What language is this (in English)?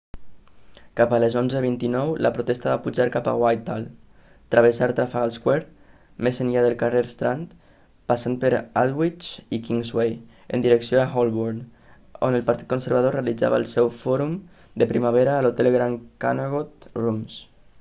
Catalan